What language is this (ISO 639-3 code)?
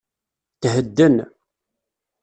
kab